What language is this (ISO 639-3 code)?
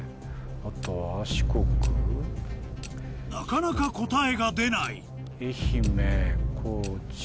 jpn